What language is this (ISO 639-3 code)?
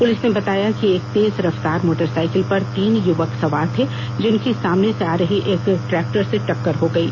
hin